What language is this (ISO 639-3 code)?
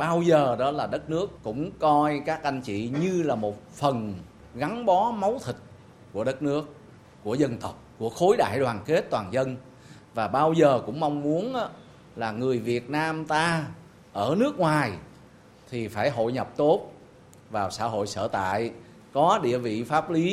vie